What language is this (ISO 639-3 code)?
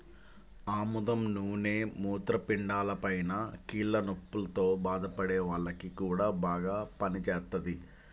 tel